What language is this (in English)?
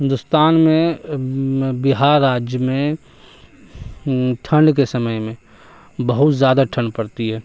Urdu